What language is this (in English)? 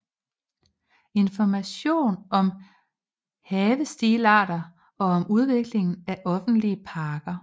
Danish